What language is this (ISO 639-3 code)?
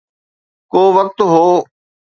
snd